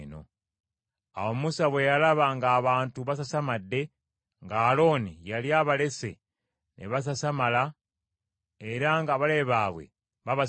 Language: Ganda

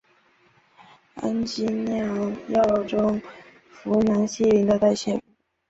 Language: Chinese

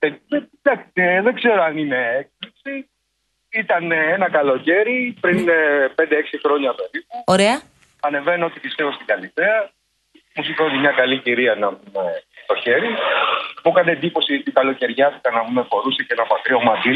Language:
Greek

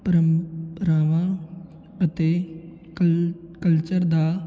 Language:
Punjabi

